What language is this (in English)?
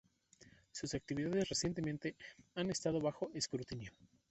Spanish